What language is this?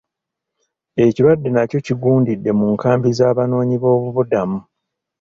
Ganda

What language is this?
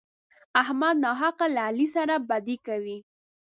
Pashto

